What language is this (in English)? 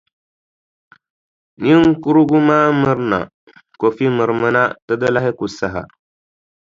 Dagbani